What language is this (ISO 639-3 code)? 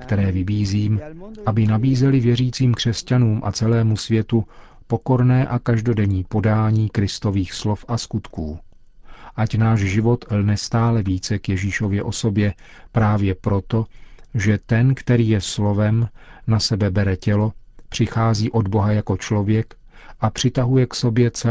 ces